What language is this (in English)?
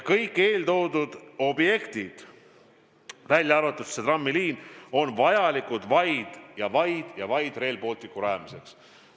Estonian